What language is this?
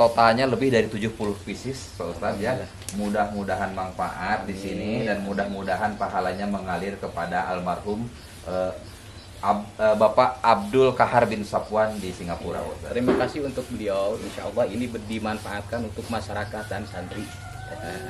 Indonesian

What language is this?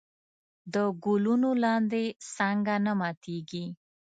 Pashto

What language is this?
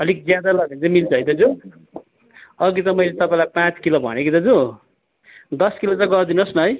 Nepali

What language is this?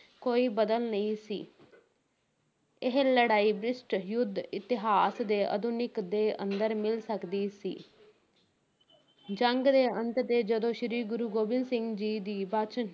Punjabi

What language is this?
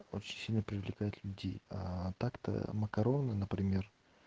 Russian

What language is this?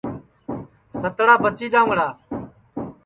Sansi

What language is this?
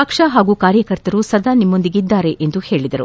Kannada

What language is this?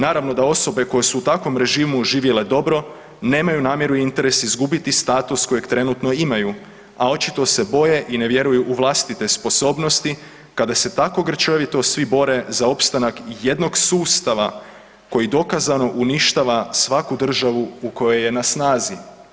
Croatian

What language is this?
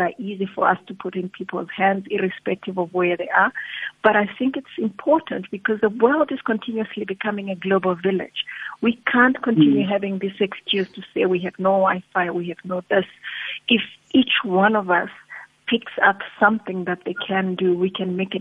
English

